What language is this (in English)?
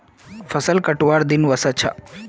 Magahi